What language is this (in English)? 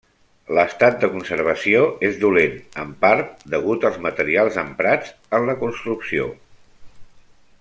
Catalan